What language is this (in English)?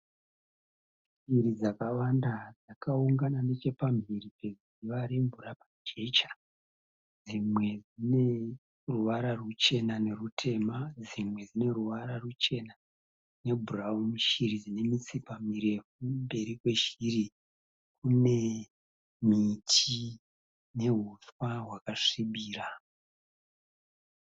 Shona